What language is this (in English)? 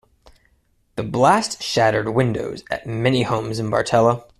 English